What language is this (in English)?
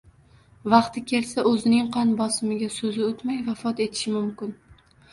Uzbek